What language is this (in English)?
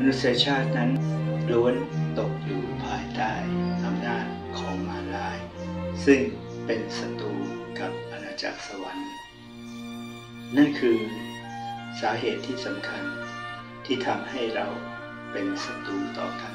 Thai